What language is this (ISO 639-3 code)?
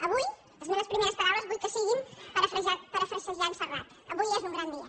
cat